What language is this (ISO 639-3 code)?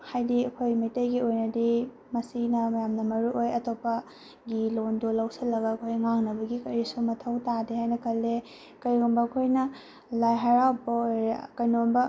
mni